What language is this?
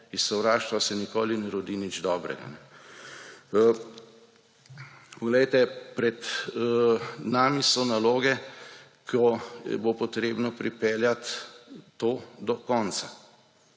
Slovenian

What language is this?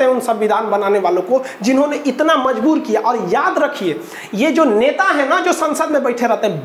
Hindi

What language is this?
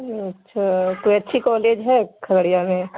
Urdu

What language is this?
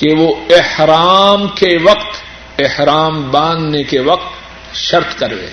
Urdu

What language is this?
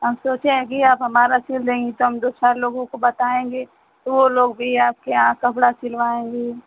Hindi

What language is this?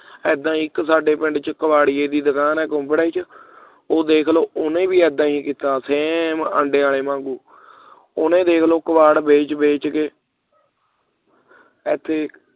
Punjabi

